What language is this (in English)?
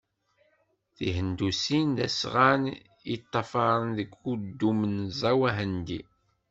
Kabyle